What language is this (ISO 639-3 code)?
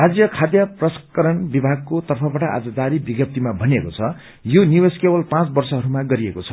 nep